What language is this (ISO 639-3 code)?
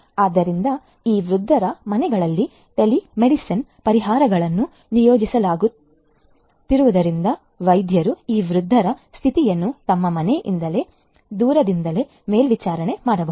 kan